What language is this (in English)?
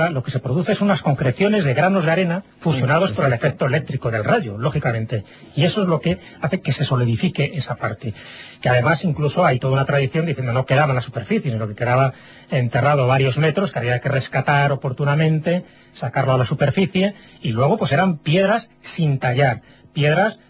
Spanish